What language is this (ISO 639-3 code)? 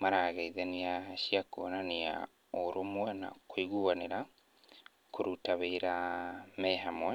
kik